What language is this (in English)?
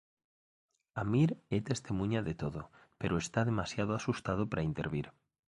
Galician